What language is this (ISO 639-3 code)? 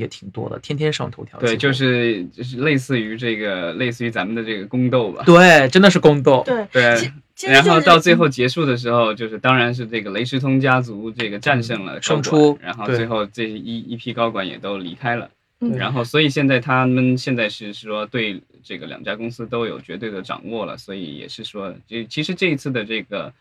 zho